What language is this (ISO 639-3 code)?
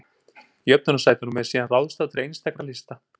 isl